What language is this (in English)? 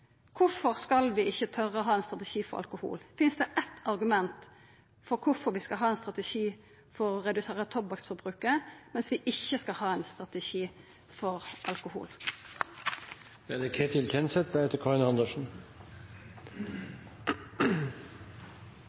Norwegian Nynorsk